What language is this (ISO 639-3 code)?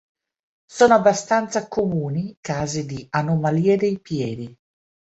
ita